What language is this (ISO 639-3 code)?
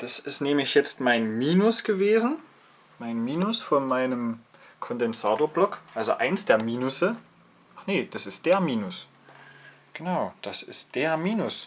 deu